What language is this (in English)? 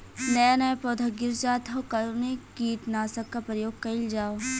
Bhojpuri